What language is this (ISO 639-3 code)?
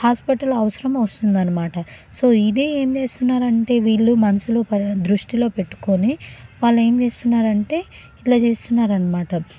tel